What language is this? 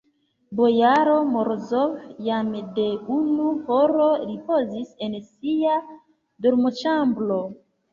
Esperanto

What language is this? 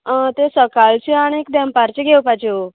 Konkani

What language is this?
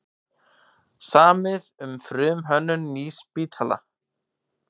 Icelandic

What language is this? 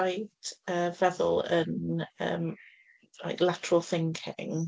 Welsh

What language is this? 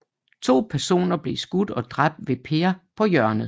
Danish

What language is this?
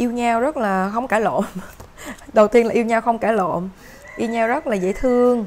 Vietnamese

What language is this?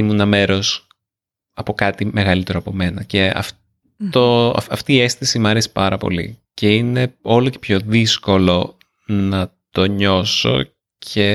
Greek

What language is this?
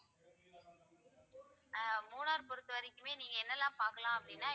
Tamil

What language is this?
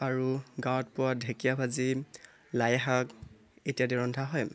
Assamese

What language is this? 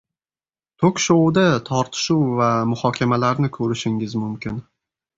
Uzbek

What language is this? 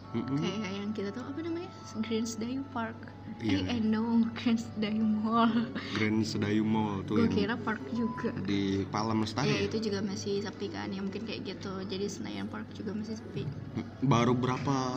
Indonesian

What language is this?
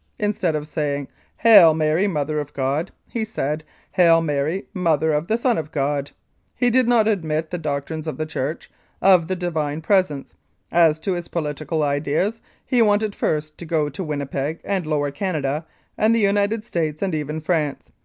English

